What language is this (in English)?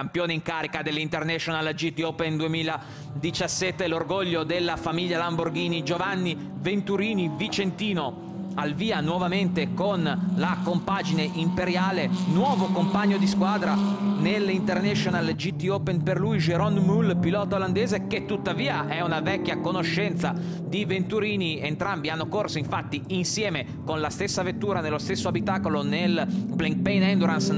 Italian